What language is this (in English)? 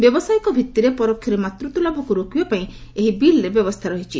Odia